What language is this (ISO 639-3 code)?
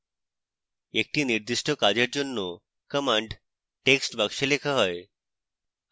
ben